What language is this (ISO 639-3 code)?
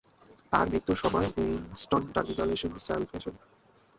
ben